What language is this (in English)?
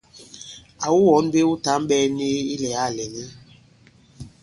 Bankon